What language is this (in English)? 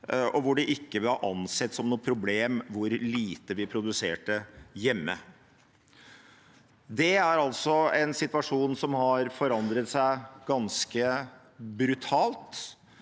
Norwegian